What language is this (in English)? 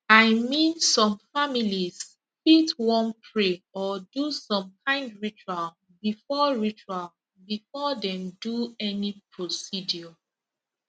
Nigerian Pidgin